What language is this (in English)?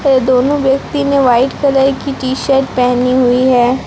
Hindi